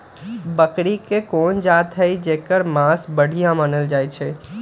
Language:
Magahi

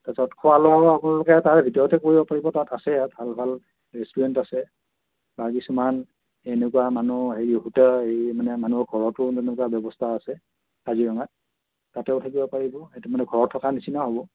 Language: Assamese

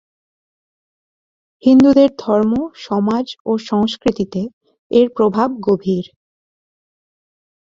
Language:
Bangla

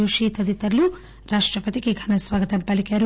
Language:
Telugu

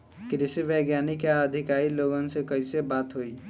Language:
Bhojpuri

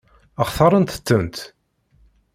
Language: Kabyle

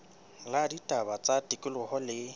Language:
Southern Sotho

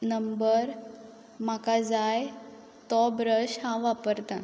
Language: Konkani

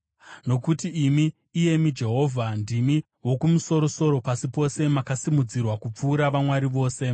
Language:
Shona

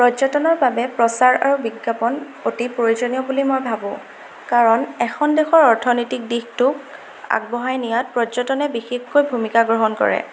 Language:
Assamese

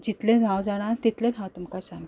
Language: Konkani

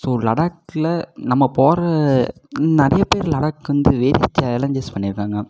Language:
Tamil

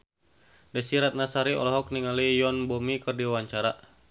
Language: Sundanese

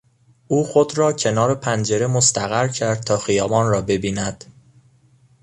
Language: Persian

